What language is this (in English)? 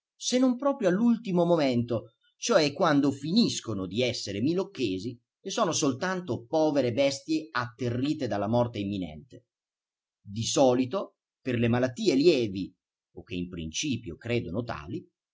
Italian